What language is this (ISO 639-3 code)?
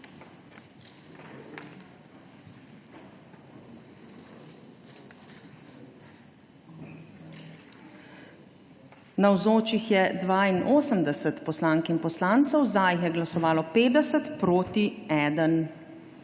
slv